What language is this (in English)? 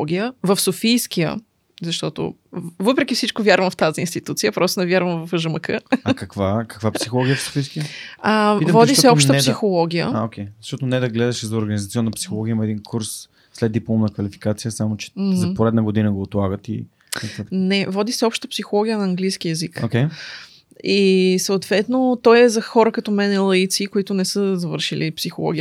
Bulgarian